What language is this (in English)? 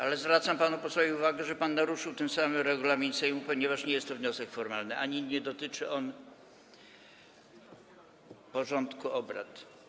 Polish